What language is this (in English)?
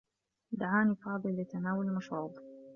Arabic